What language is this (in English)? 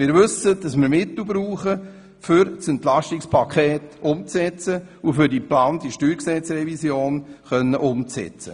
Swiss German